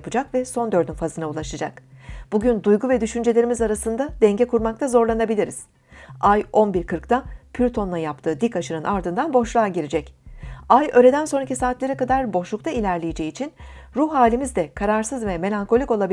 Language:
Turkish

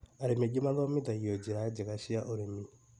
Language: Kikuyu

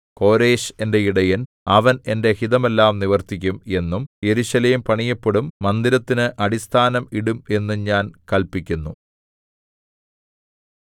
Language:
Malayalam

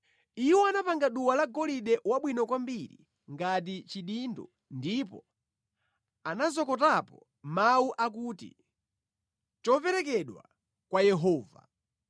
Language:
Nyanja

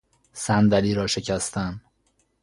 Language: Persian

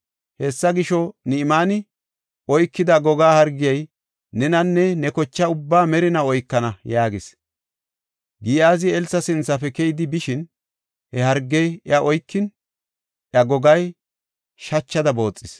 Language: Gofa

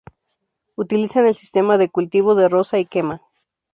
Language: Spanish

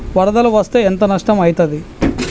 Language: Telugu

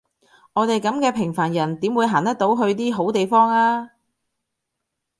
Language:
Cantonese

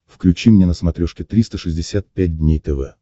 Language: Russian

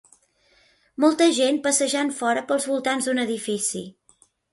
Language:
Catalan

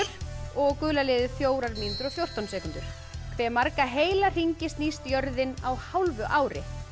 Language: Icelandic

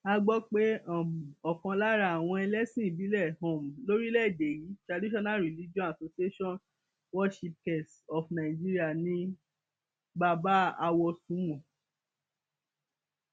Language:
Yoruba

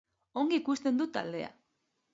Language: Basque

